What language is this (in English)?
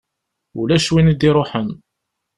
Kabyle